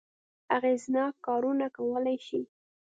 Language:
Pashto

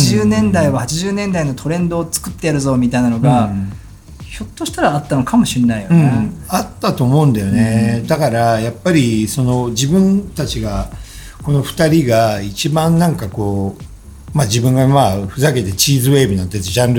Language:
Japanese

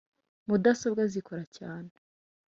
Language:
Kinyarwanda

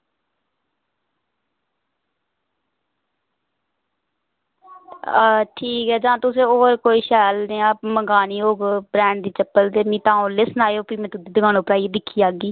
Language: Dogri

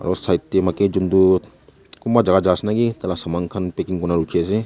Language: Naga Pidgin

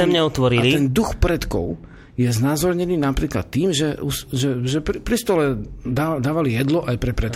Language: Slovak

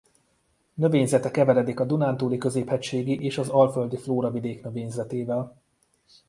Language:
Hungarian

